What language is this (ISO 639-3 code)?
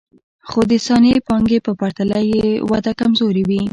pus